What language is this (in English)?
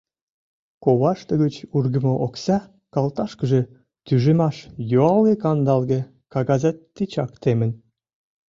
Mari